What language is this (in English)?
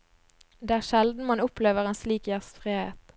Norwegian